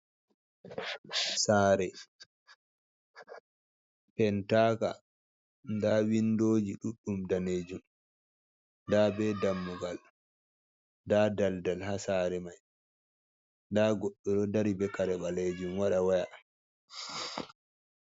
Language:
Fula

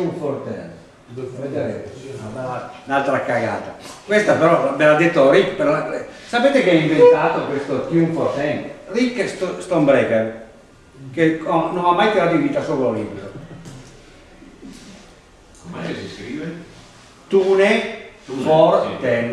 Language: Italian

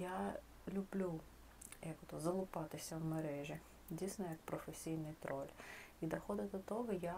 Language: Ukrainian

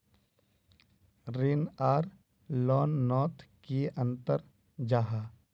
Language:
Magahi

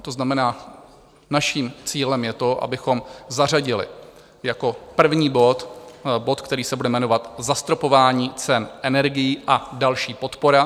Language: Czech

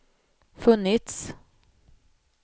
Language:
Swedish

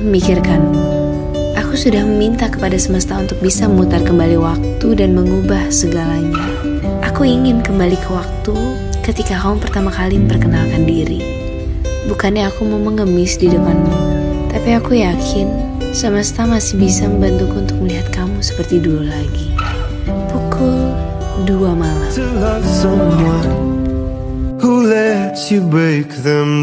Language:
Indonesian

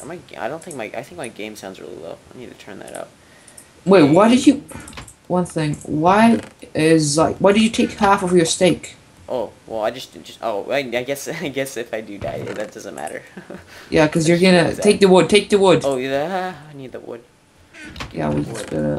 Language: English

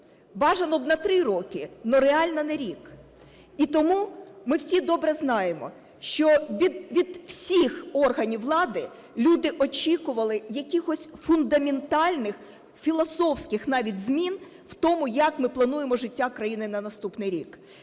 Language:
Ukrainian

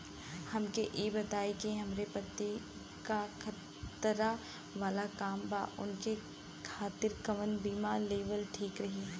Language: Bhojpuri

